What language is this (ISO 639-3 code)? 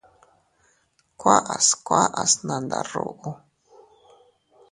cut